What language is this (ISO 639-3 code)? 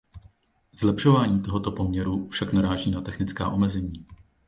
ces